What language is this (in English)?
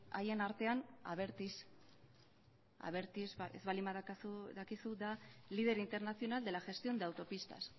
Basque